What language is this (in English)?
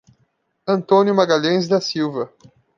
Portuguese